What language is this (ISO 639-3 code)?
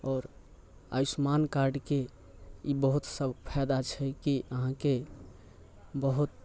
mai